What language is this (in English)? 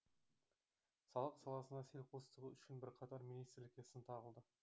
Kazakh